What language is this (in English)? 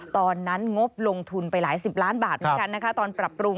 Thai